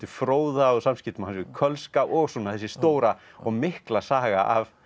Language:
Icelandic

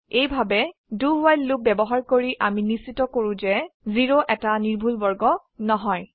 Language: Assamese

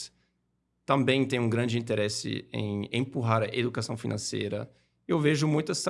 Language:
Portuguese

